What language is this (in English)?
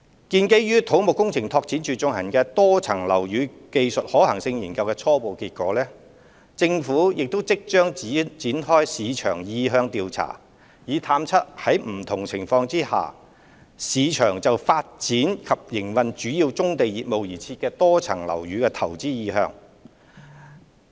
Cantonese